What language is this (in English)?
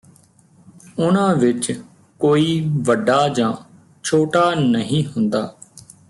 Punjabi